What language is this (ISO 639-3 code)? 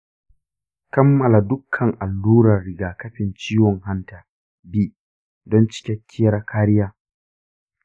hau